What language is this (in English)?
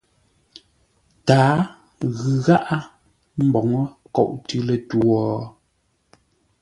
Ngombale